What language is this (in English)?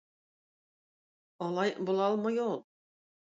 Tatar